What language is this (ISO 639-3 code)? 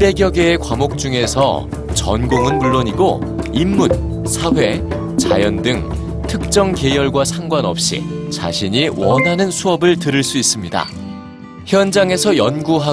kor